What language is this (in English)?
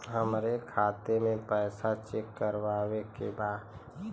Bhojpuri